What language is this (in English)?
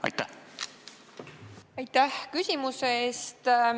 Estonian